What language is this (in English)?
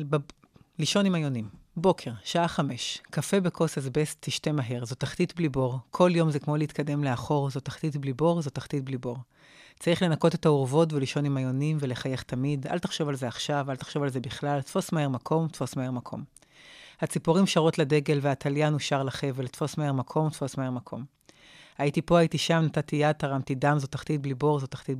Hebrew